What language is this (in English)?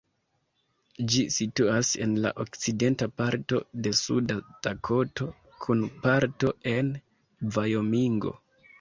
Esperanto